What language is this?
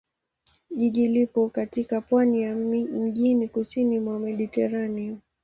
Swahili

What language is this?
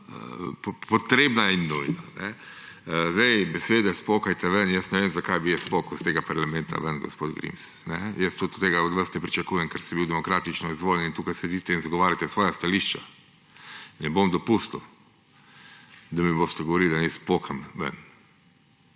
Slovenian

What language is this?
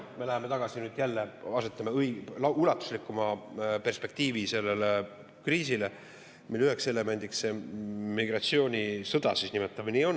Estonian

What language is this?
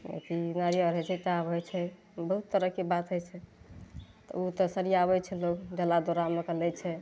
Maithili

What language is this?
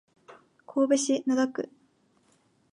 Japanese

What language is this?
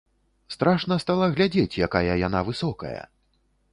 Belarusian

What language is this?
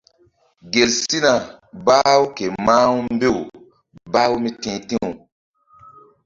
Mbum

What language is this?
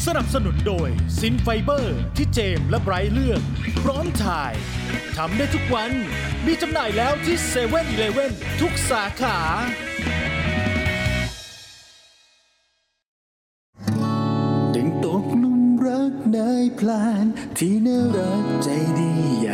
Thai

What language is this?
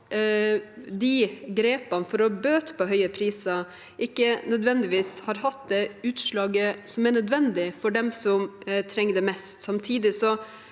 Norwegian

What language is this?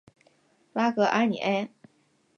Chinese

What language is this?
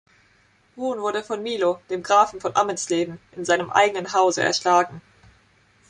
German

